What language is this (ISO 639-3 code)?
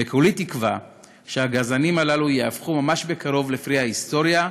heb